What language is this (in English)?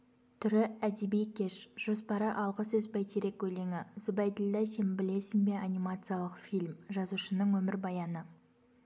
Kazakh